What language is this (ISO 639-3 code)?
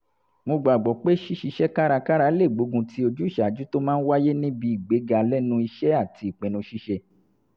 yor